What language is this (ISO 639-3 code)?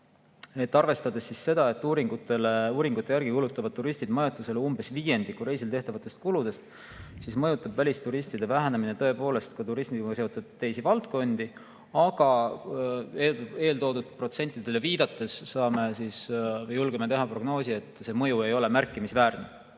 est